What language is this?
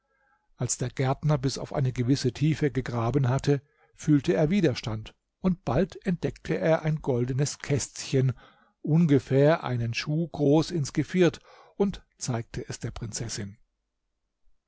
German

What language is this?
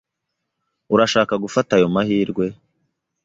Kinyarwanda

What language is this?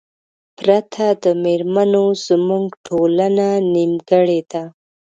Pashto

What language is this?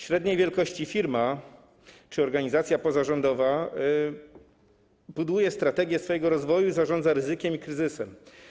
Polish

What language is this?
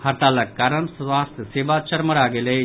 Maithili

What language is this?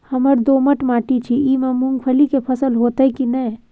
Maithili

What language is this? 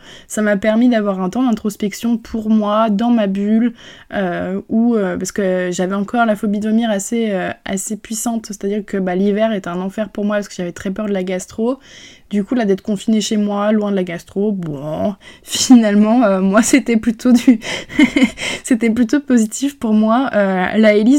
French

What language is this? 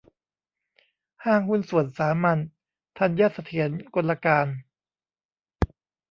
Thai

